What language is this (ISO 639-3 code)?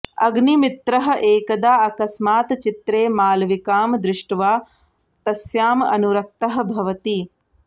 san